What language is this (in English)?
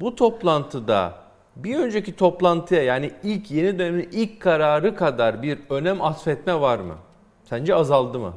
Turkish